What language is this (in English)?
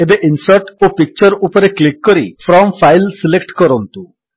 Odia